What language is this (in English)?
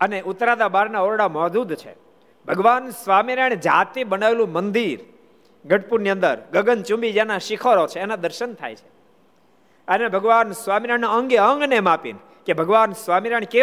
Gujarati